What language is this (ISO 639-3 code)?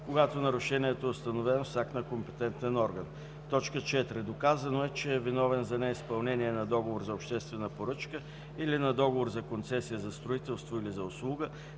bul